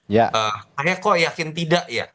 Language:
Indonesian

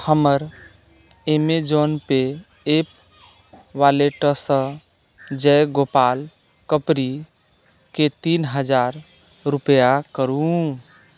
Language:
Maithili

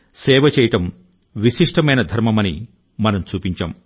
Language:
Telugu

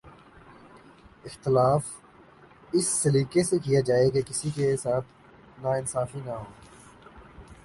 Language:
Urdu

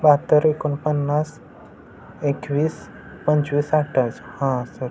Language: Marathi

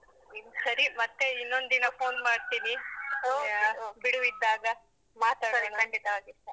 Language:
Kannada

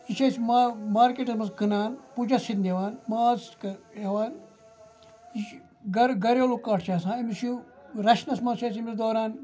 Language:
Kashmiri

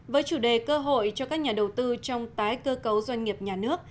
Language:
Vietnamese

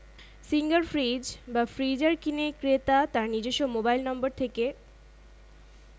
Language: Bangla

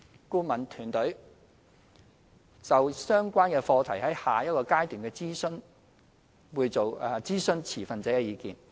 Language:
Cantonese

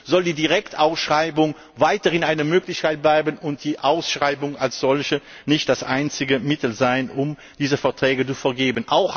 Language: German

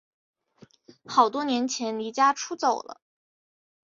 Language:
Chinese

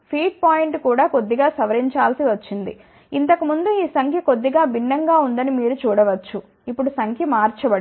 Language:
Telugu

